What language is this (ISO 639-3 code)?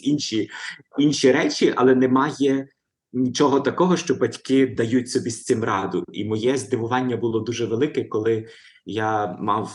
ukr